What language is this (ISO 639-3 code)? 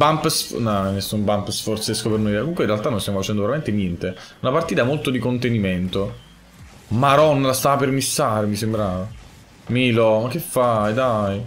ita